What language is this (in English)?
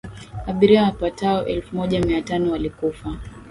Swahili